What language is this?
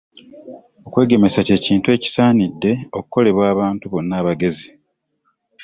Ganda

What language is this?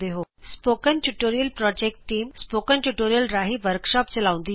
Punjabi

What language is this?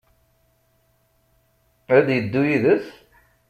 Kabyle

